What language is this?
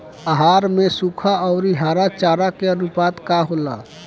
Bhojpuri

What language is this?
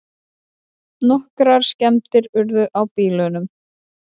Icelandic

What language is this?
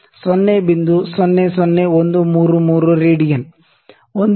Kannada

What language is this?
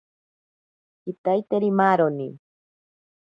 Ashéninka Perené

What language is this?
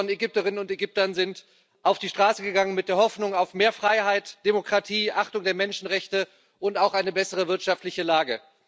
German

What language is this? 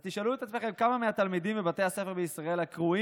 Hebrew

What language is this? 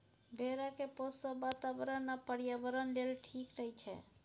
Maithili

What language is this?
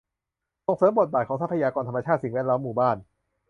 Thai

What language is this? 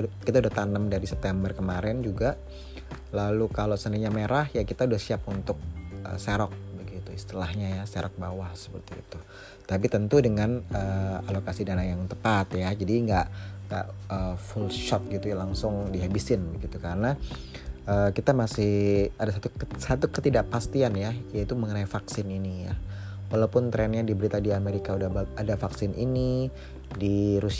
Indonesian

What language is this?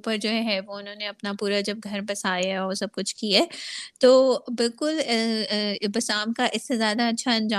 Urdu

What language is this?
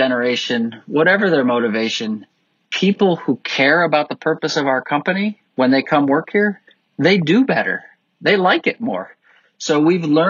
English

